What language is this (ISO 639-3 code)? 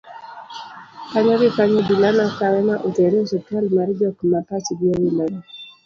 luo